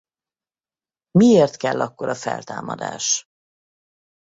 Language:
Hungarian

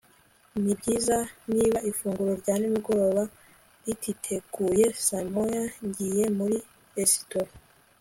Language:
Kinyarwanda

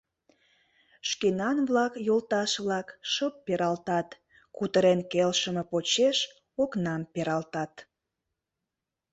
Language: Mari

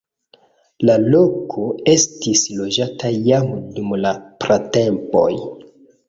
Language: Esperanto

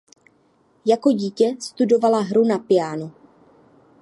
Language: Czech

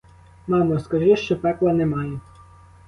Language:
Ukrainian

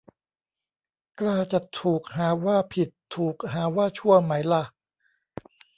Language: Thai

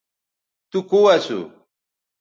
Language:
Bateri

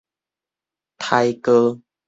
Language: Min Nan Chinese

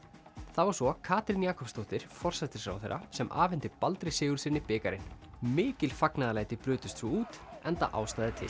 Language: Icelandic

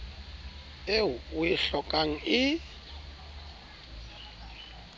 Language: Southern Sotho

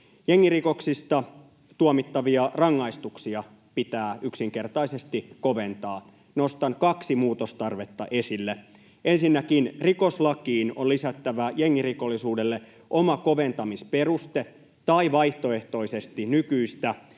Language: Finnish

